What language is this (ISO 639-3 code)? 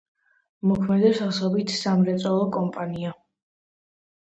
kat